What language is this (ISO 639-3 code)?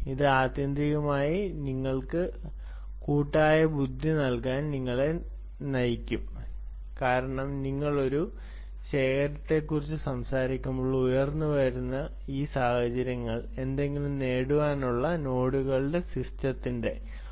mal